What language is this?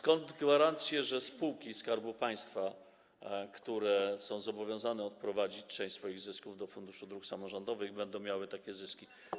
Polish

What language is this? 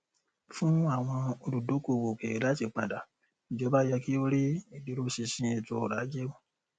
Yoruba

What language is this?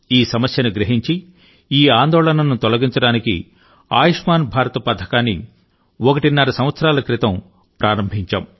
Telugu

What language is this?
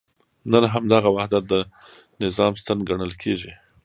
Pashto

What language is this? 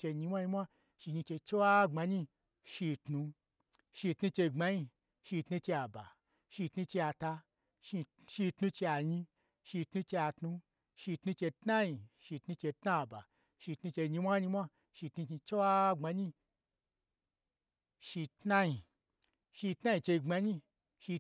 Gbagyi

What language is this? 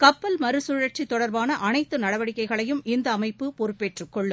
Tamil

